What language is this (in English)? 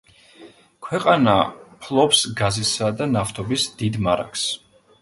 Georgian